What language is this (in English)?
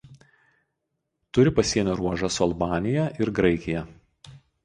Lithuanian